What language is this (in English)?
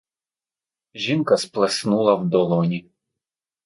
Ukrainian